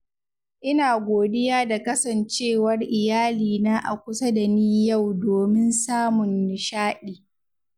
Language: Hausa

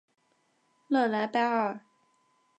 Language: Chinese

